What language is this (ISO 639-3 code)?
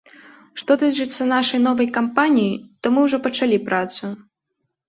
bel